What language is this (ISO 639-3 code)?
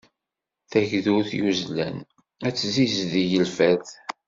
kab